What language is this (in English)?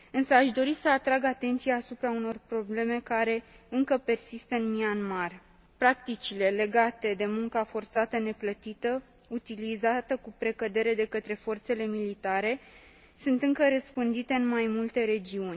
Romanian